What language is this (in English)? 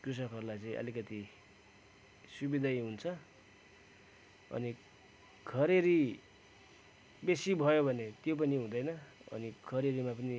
Nepali